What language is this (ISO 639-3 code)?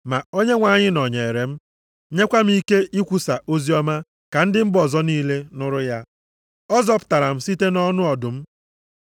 ibo